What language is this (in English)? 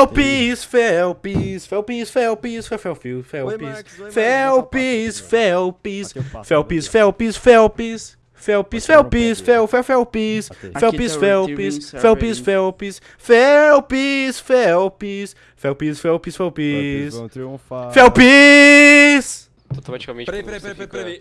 Portuguese